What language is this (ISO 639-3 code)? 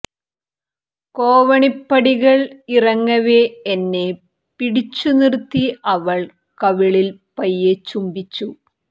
mal